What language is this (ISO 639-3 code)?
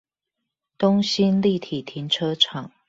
zho